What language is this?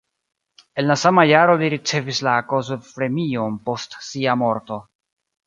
Esperanto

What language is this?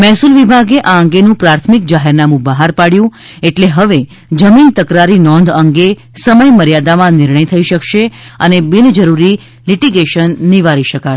Gujarati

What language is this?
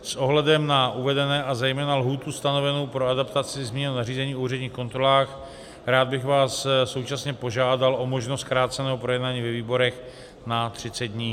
Czech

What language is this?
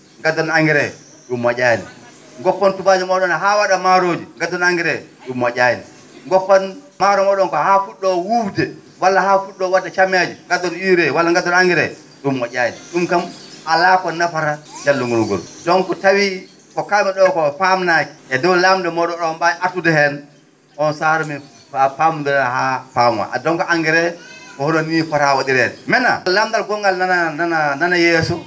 Fula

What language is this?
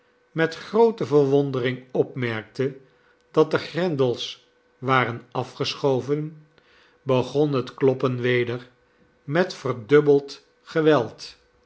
Dutch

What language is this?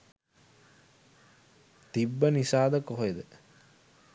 Sinhala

